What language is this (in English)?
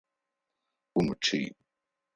Adyghe